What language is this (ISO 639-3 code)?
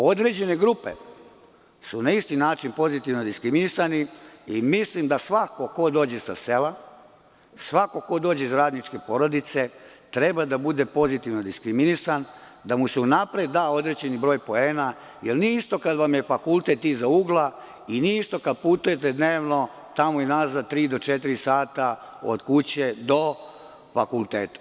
srp